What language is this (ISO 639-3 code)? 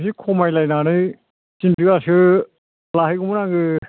brx